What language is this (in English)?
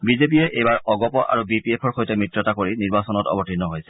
Assamese